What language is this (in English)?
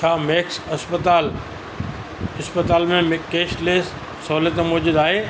Sindhi